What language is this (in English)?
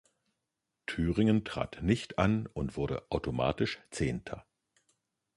German